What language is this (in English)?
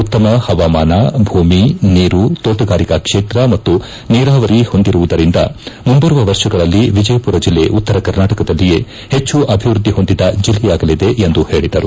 Kannada